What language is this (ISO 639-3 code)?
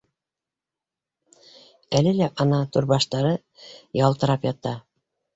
bak